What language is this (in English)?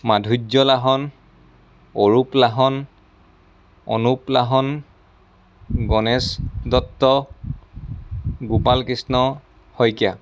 Assamese